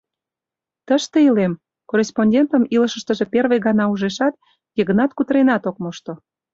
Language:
Mari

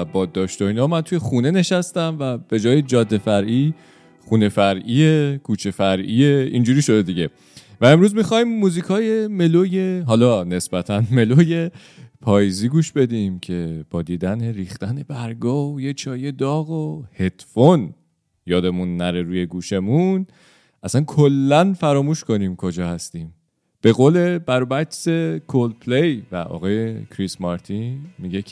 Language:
Persian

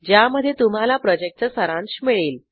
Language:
Marathi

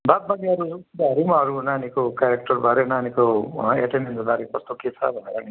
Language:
Nepali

